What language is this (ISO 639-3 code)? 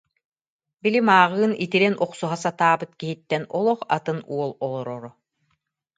sah